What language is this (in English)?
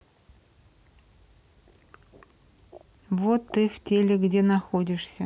Russian